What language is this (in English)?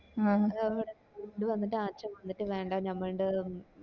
Malayalam